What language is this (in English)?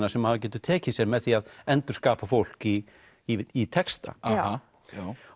Icelandic